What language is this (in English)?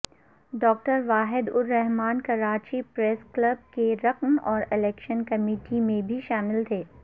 Urdu